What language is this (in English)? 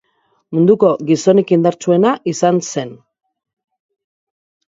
Basque